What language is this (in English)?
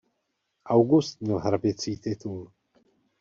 Czech